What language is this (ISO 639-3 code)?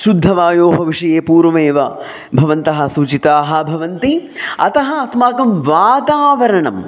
san